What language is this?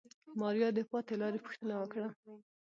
Pashto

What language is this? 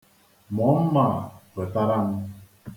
Igbo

